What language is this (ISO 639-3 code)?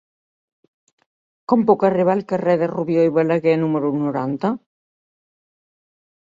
cat